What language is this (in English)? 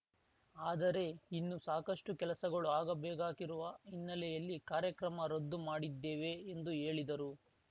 Kannada